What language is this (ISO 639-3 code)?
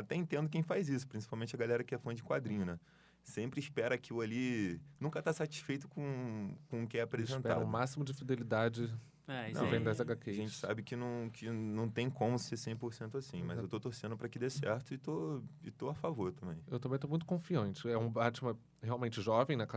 por